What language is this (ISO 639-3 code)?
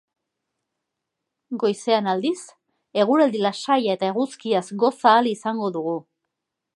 eus